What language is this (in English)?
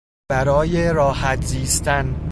Persian